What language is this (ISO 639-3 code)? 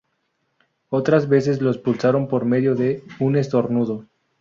spa